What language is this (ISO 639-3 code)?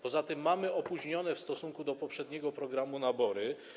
pol